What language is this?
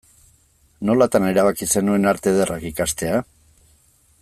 Basque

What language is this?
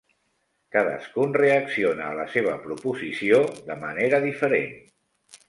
Catalan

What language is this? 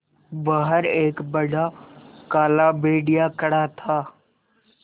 Hindi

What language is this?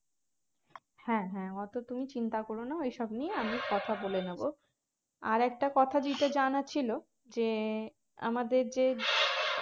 Bangla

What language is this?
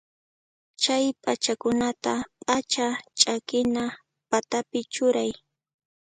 Puno Quechua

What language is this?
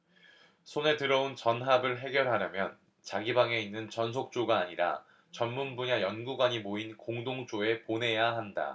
Korean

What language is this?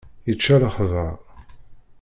Kabyle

